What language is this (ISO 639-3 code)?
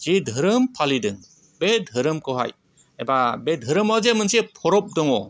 brx